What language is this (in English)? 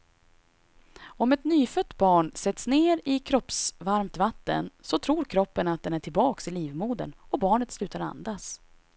Swedish